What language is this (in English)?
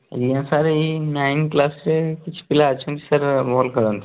Odia